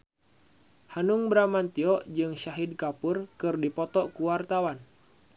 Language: Sundanese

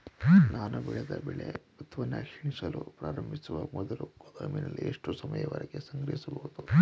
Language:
Kannada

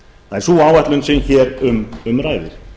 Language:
Icelandic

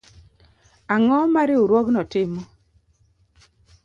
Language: Luo (Kenya and Tanzania)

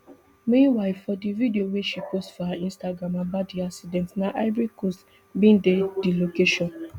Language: Nigerian Pidgin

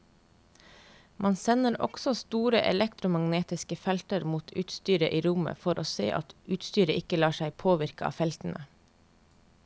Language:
Norwegian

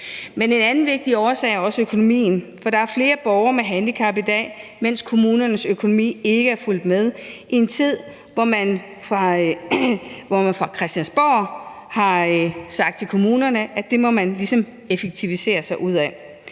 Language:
Danish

